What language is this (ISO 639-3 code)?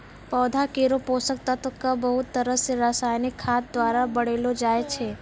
mai